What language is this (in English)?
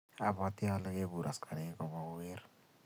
Kalenjin